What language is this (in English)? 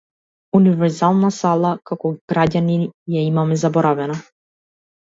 Macedonian